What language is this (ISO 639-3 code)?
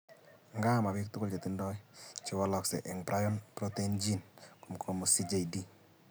kln